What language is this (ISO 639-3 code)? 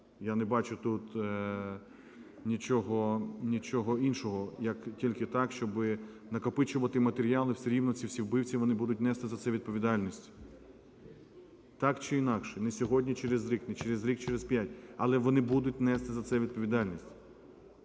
ukr